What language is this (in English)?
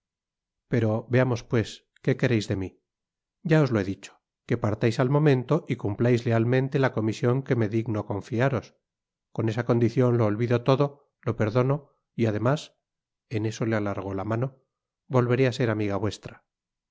Spanish